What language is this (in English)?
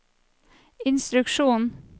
Norwegian